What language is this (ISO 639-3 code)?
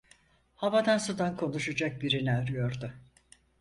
tur